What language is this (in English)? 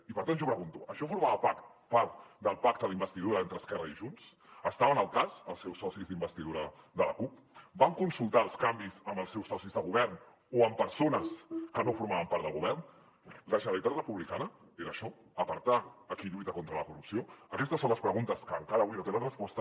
Catalan